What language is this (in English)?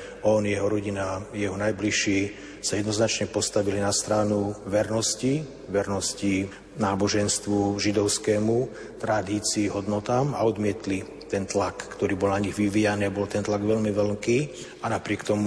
Slovak